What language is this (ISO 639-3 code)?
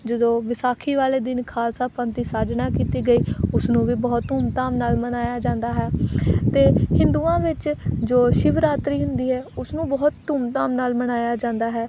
pan